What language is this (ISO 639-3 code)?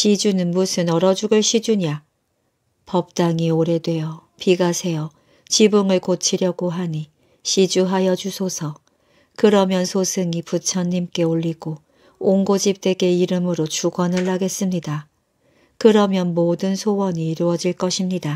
kor